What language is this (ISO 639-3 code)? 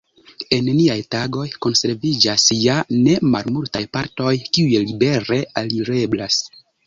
epo